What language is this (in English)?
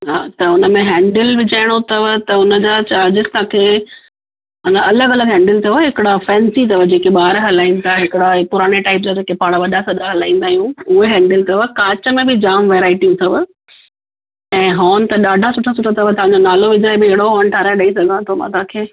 Sindhi